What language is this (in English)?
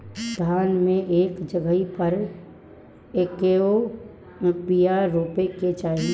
Bhojpuri